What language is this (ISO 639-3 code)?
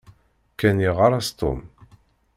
kab